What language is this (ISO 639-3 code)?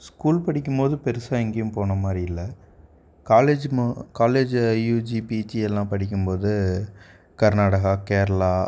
tam